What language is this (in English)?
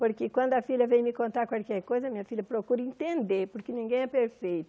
Portuguese